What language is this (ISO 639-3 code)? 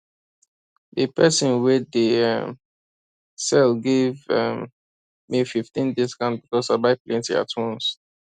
pcm